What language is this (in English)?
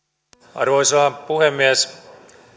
Finnish